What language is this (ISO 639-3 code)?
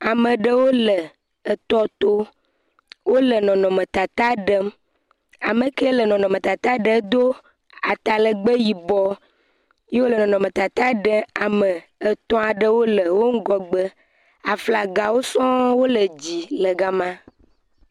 ewe